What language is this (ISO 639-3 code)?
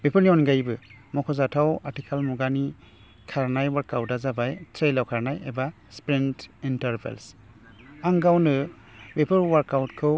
brx